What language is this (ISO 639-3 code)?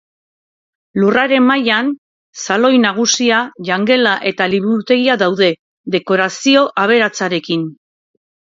eus